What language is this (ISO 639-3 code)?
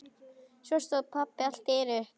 isl